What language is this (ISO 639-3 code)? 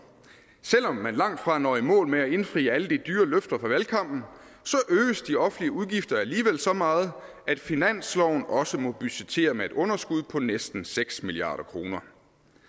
dan